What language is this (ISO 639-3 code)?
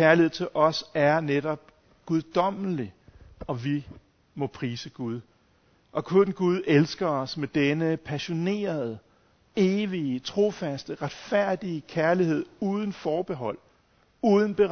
dan